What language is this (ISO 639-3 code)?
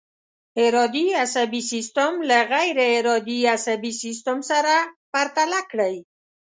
pus